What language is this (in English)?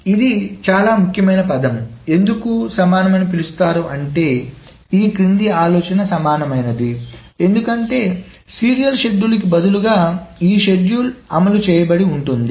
Telugu